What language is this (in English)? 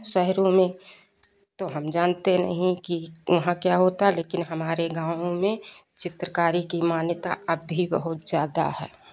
Hindi